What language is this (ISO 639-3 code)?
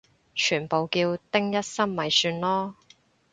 yue